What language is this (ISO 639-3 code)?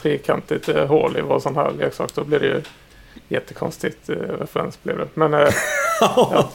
swe